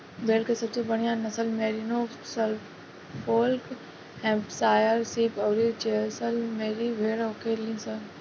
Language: Bhojpuri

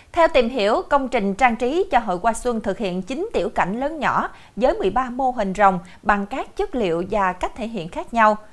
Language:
Vietnamese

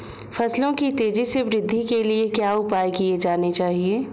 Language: Hindi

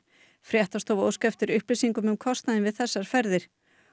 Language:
Icelandic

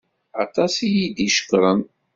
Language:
Kabyle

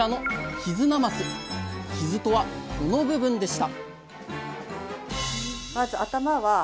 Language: Japanese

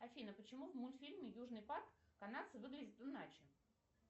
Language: Russian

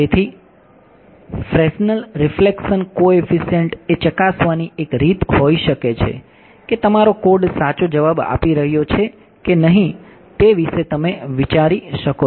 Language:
Gujarati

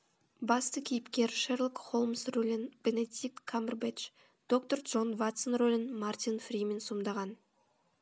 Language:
Kazakh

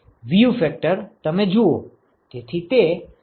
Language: Gujarati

